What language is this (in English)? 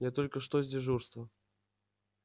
Russian